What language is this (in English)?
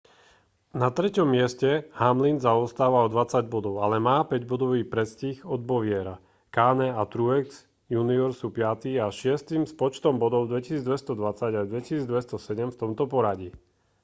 Slovak